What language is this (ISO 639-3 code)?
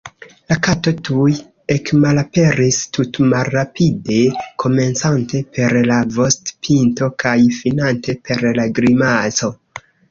epo